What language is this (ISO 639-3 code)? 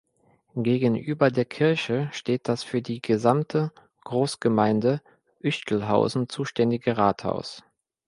deu